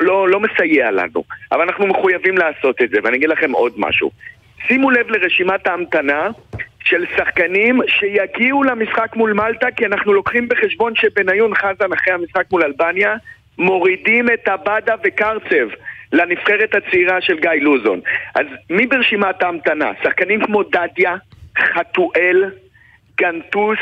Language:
Hebrew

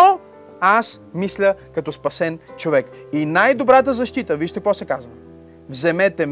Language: Bulgarian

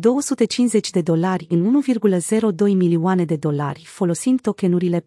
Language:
Romanian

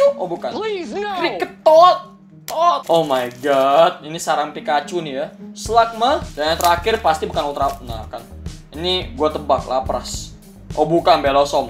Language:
Indonesian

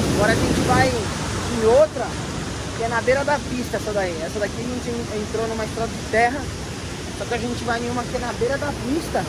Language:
Portuguese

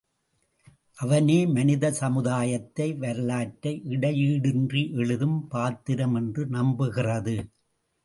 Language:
Tamil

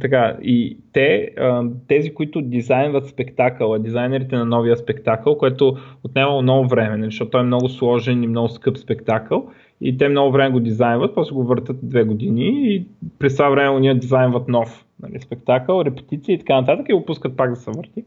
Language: Bulgarian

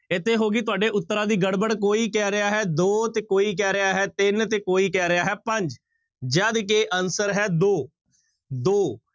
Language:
Punjabi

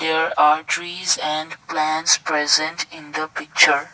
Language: English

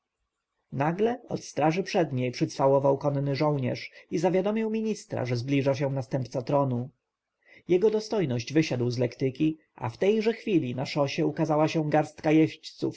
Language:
Polish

